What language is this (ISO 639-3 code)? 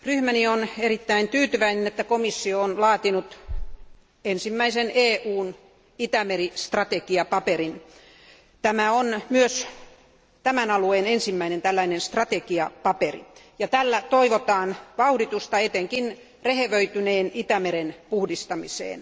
fin